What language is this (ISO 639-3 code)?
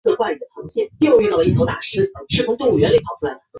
zho